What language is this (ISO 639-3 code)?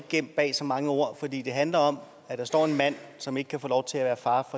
dan